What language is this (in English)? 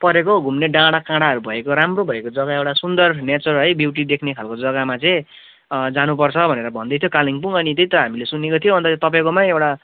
Nepali